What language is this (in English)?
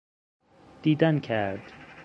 Persian